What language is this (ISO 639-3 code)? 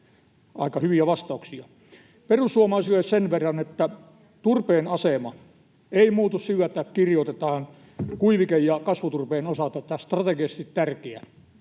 fin